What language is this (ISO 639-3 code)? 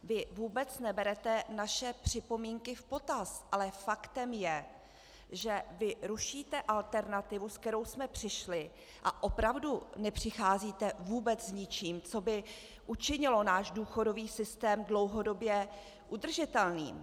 ces